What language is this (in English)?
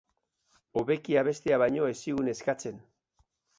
Basque